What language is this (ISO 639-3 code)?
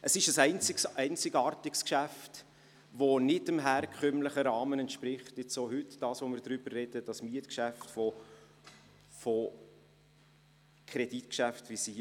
gsw